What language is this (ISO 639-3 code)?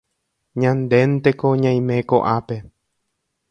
grn